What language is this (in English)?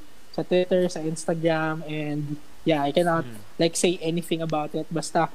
Filipino